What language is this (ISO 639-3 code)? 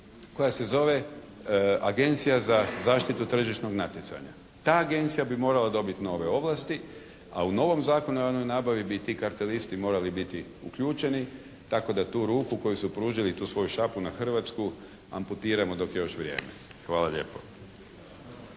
hrv